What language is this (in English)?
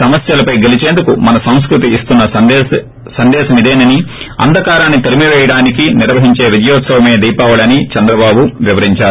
Telugu